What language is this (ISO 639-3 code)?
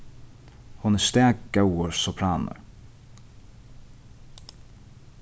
fao